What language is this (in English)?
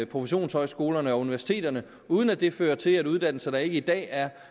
Danish